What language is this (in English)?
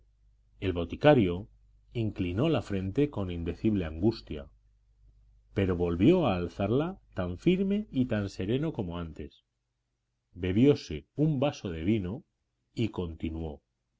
Spanish